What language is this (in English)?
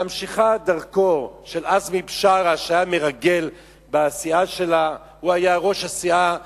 Hebrew